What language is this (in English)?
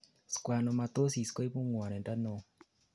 Kalenjin